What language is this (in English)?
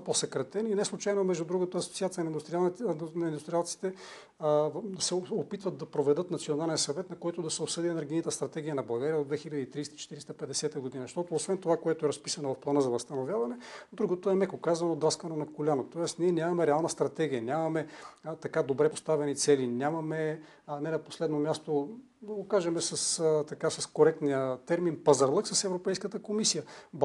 Bulgarian